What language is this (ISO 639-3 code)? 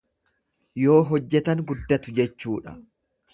orm